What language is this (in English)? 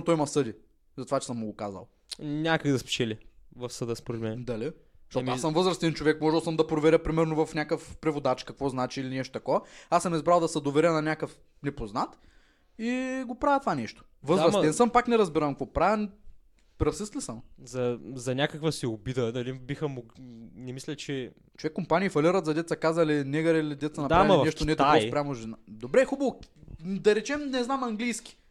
Bulgarian